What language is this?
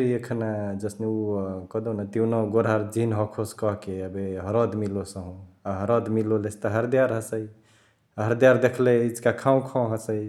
Chitwania Tharu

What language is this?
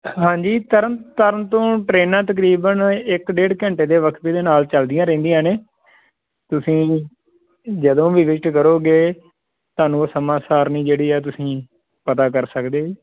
Punjabi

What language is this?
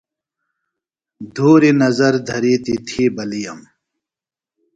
Phalura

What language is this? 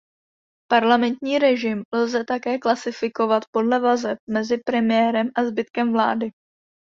Czech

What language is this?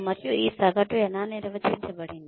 Telugu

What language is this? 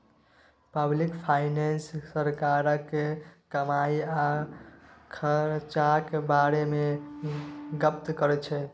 Maithili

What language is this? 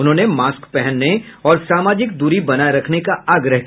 Hindi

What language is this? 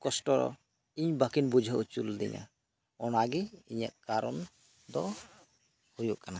Santali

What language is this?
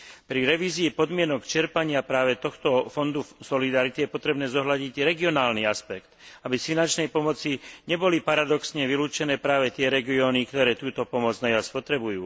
Slovak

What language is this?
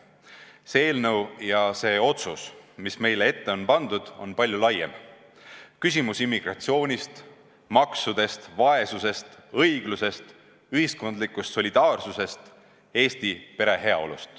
Estonian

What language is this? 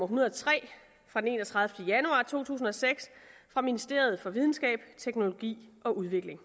Danish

